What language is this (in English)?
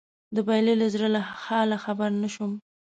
Pashto